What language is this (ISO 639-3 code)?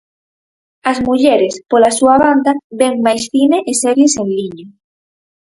glg